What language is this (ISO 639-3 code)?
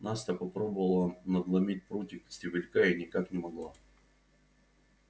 rus